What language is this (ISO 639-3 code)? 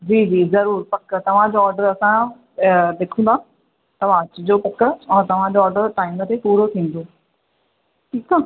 snd